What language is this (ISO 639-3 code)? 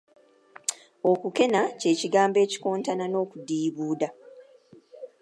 lug